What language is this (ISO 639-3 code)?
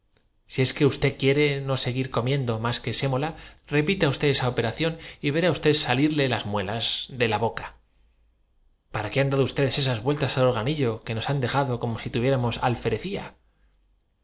spa